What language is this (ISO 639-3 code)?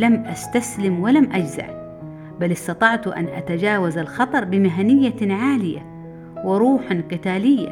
ara